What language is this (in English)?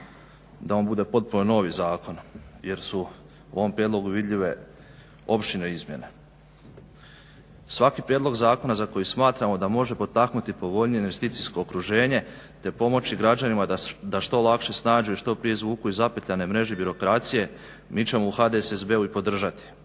Croatian